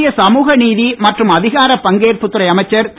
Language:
Tamil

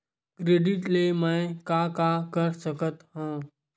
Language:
Chhattisgarhi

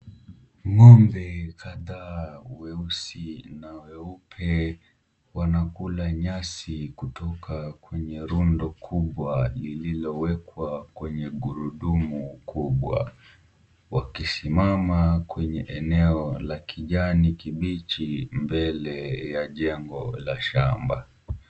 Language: Swahili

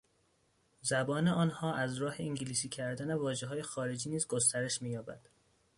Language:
Persian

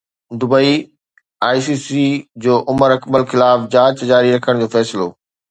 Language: Sindhi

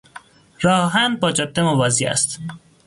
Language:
Persian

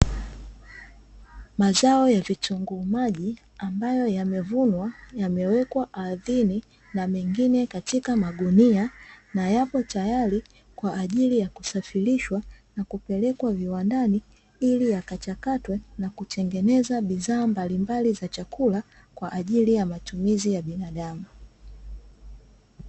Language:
Swahili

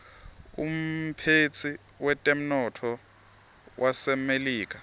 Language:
Swati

